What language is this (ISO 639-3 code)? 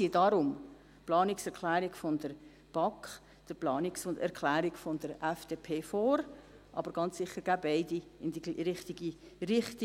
gsw